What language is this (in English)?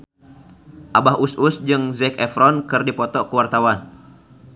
Sundanese